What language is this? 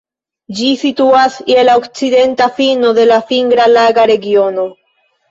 Esperanto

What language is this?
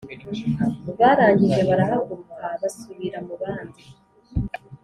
Kinyarwanda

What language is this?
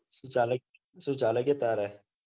Gujarati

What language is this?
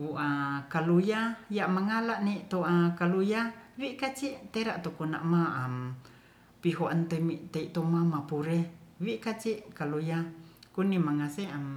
Ratahan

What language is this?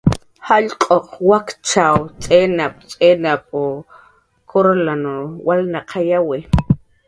Jaqaru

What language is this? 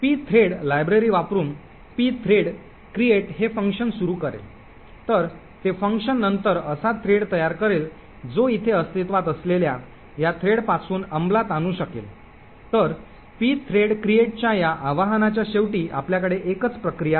Marathi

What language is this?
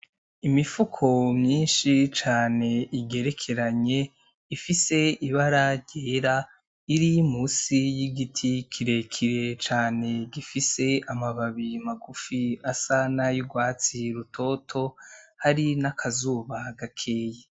Rundi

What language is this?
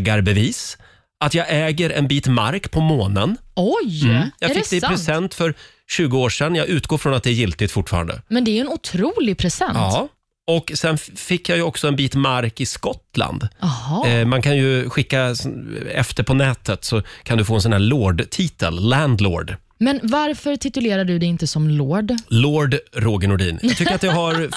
Swedish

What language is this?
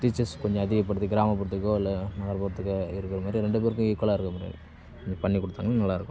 Tamil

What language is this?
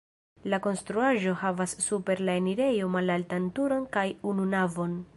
Esperanto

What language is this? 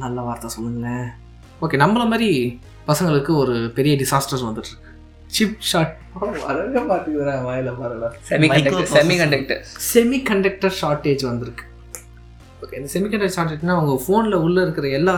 Tamil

